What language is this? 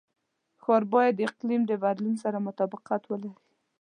Pashto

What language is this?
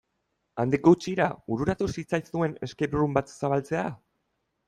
Basque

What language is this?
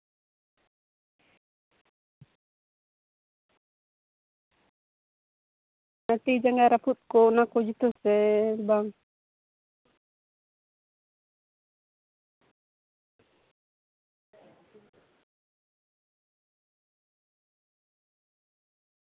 Santali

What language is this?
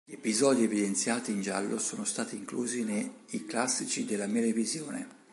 Italian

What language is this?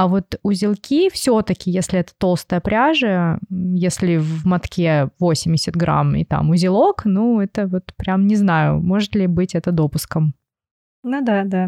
Russian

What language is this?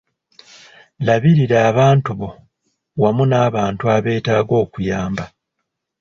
Ganda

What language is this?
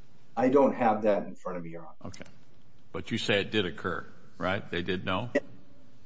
English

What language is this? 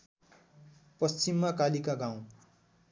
Nepali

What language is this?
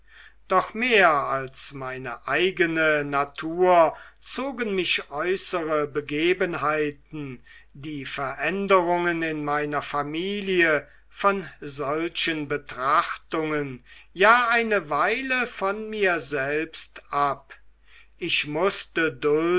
German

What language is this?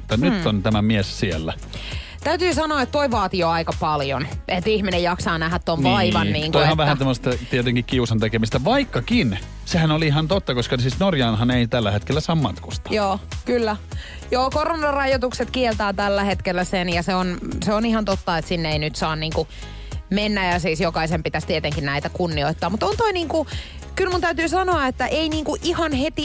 Finnish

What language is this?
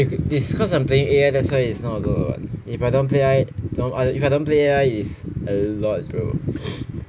English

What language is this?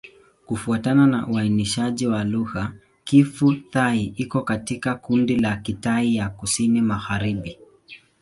Swahili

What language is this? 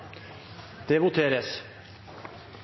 Norwegian Bokmål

